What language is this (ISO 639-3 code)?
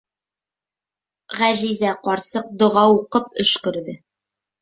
bak